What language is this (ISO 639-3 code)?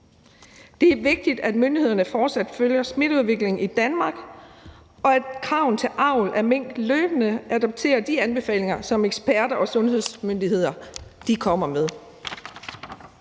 dan